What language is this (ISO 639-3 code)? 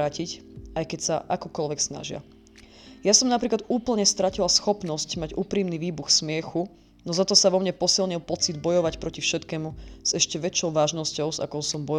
slk